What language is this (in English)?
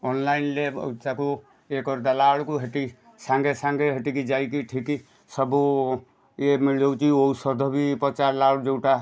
Odia